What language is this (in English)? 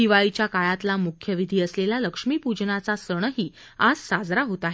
Marathi